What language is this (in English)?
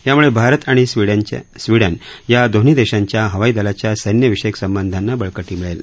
Marathi